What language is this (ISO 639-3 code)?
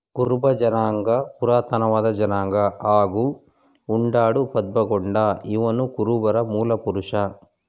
kan